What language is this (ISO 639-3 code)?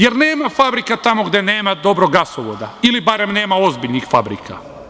srp